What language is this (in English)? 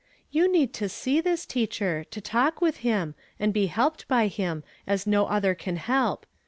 English